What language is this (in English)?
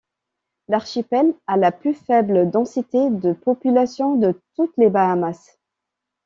French